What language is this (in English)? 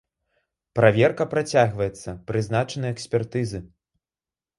Belarusian